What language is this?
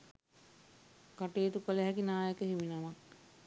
Sinhala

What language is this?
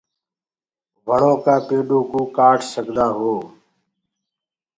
Gurgula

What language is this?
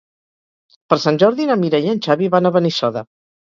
Catalan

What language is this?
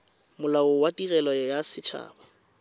Tswana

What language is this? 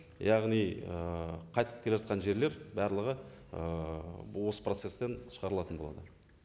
Kazakh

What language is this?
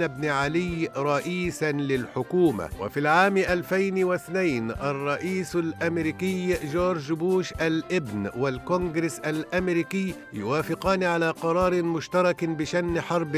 Arabic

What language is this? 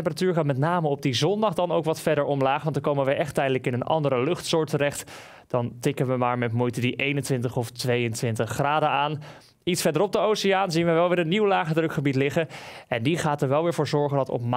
Dutch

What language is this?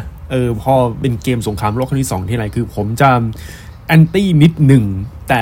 Thai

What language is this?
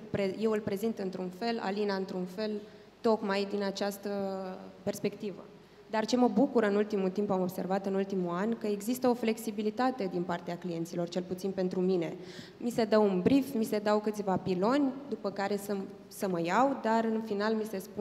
Romanian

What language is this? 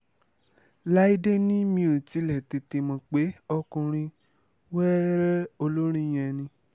Yoruba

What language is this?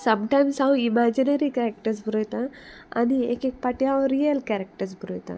Konkani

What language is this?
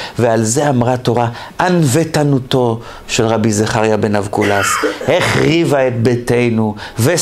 Hebrew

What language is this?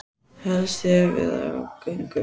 Icelandic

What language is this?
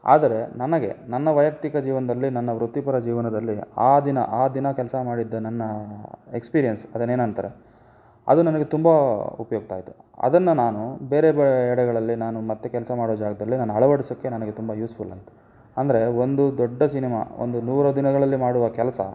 Kannada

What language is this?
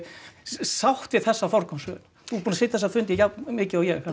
Icelandic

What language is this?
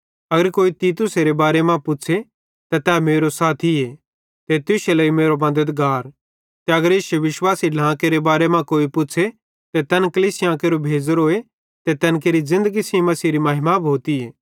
Bhadrawahi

